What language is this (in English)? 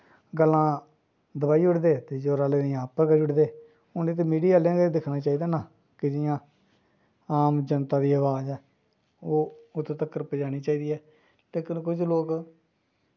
Dogri